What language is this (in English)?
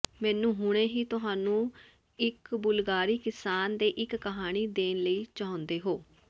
Punjabi